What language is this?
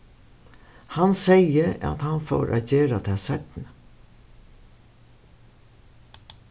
Faroese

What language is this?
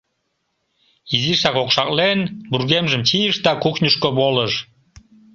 Mari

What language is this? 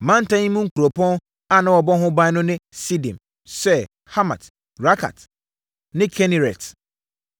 Akan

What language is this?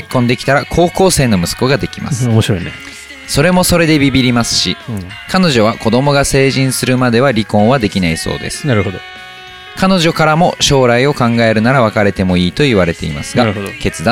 Japanese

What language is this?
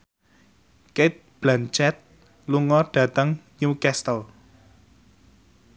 Javanese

